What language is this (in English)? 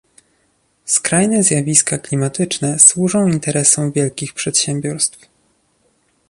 Polish